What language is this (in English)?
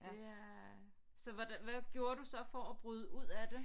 Danish